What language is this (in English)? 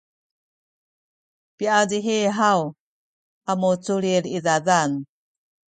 Sakizaya